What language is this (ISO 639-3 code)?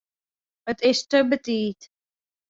fry